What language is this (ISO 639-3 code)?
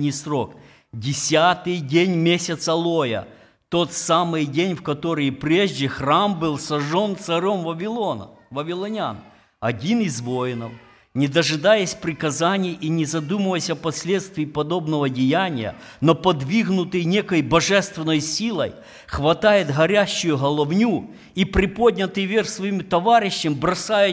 ukr